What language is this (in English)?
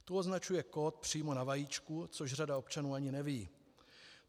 Czech